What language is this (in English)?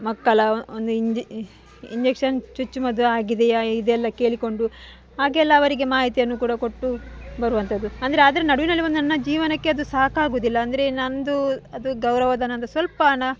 Kannada